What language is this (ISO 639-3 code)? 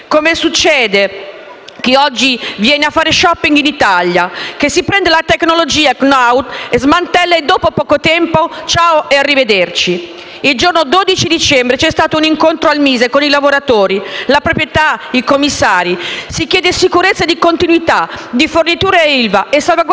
ita